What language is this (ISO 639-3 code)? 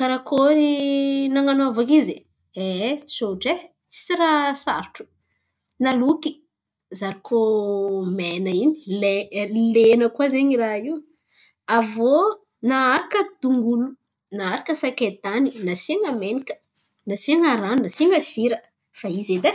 xmv